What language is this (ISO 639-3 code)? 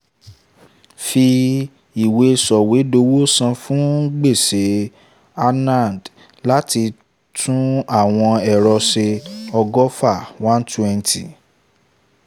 yor